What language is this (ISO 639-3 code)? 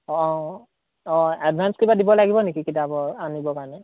asm